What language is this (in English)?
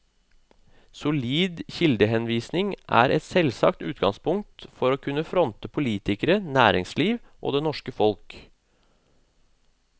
Norwegian